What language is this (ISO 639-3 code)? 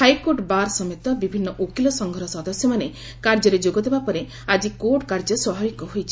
ori